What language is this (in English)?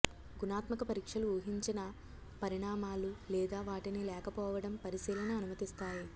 Telugu